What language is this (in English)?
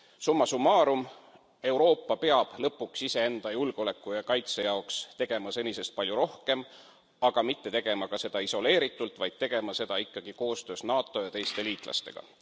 Estonian